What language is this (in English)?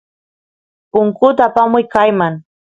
Santiago del Estero Quichua